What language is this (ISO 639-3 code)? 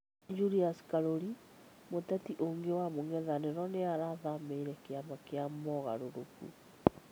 kik